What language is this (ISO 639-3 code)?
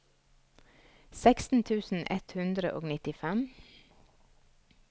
nor